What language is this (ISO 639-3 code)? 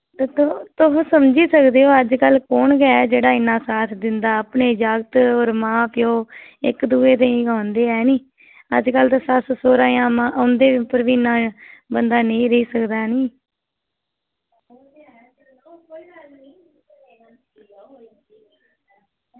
doi